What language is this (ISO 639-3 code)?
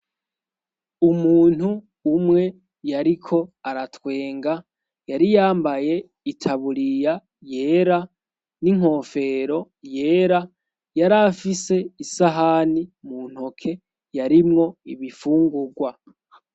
run